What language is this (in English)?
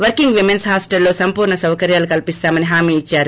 Telugu